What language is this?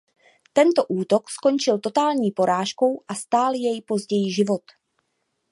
Czech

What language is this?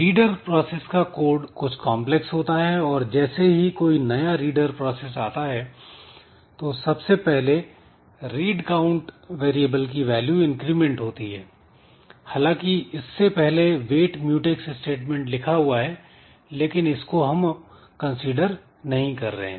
Hindi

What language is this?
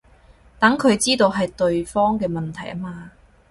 Cantonese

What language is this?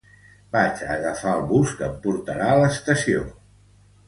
Catalan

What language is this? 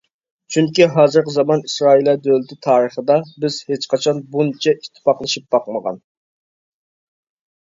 Uyghur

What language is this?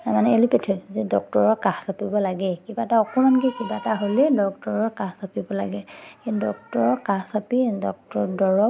Assamese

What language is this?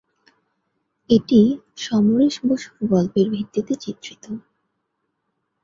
Bangla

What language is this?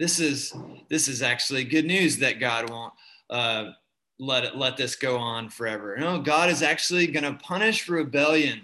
English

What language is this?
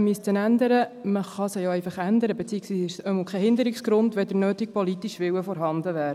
Swiss German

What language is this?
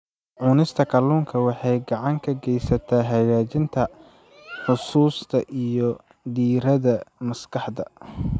Somali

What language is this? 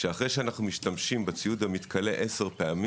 Hebrew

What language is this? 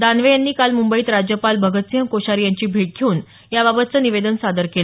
Marathi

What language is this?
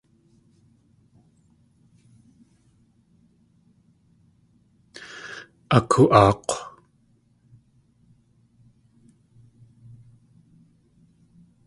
Tlingit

